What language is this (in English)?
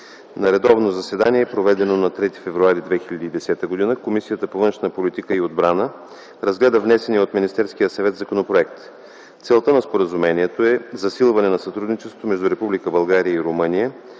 Bulgarian